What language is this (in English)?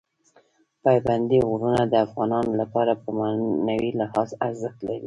Pashto